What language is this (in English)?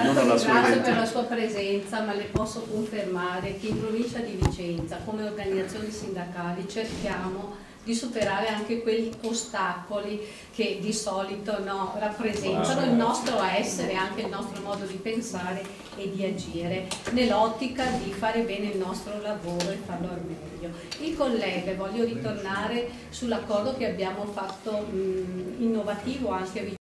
Italian